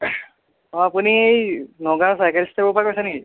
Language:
Assamese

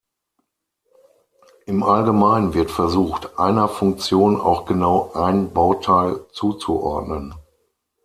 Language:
German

